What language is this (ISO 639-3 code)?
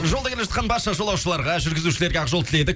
kaz